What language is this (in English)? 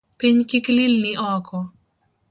Luo (Kenya and Tanzania)